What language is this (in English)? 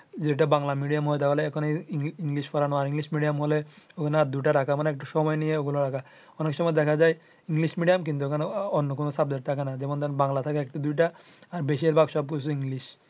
Bangla